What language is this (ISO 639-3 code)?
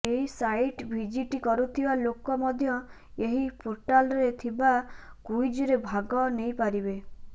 ori